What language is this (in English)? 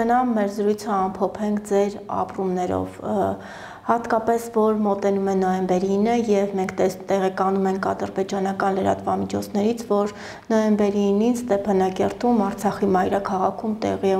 Turkish